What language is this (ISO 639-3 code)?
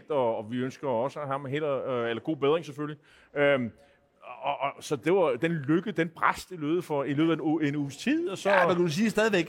dan